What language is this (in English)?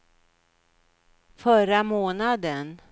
Swedish